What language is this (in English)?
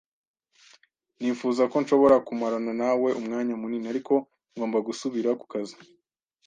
Kinyarwanda